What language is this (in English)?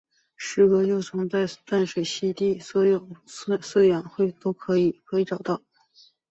Chinese